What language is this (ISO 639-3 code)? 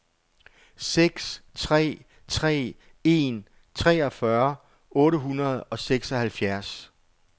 dan